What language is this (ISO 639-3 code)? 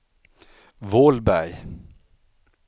swe